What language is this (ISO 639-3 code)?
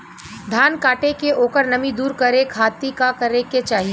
bho